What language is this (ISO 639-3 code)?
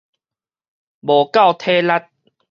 nan